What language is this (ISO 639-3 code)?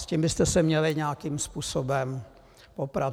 ces